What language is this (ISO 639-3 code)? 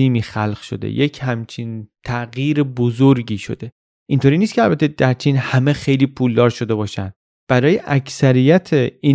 fas